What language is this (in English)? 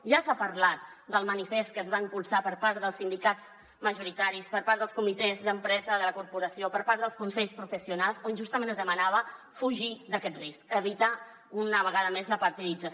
Catalan